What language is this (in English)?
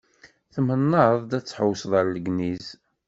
Kabyle